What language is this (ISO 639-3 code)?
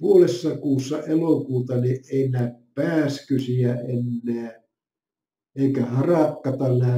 fin